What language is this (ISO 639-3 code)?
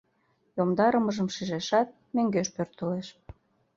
chm